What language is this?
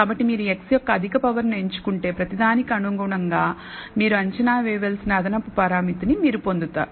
Telugu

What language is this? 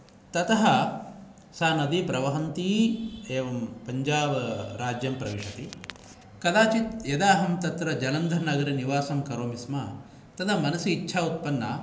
Sanskrit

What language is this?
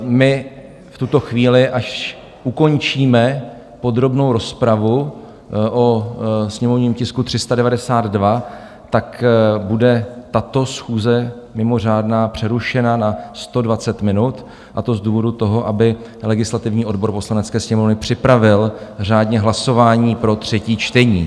Czech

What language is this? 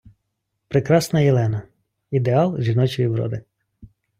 Ukrainian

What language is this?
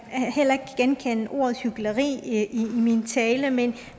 Danish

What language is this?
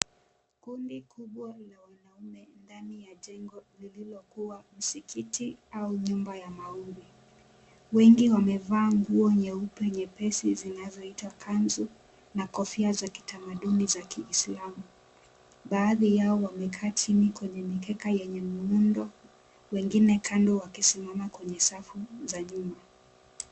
Swahili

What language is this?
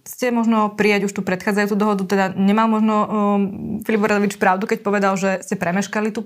Slovak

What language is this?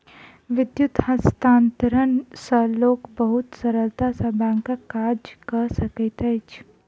Maithili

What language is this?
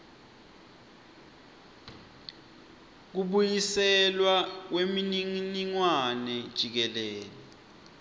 Swati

